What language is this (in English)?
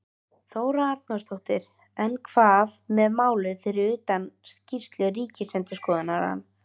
Icelandic